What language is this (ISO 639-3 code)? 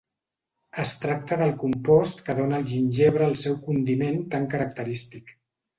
cat